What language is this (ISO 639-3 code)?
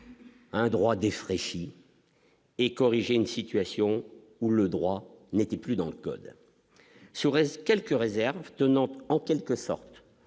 fra